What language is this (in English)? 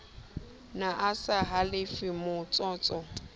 Southern Sotho